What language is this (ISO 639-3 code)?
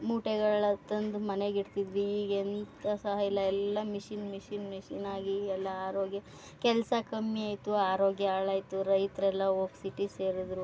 kan